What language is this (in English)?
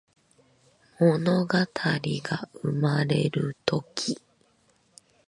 Japanese